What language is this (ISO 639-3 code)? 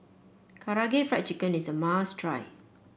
eng